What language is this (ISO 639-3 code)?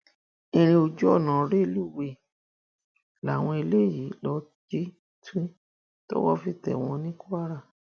yor